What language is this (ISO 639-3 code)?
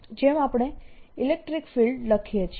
guj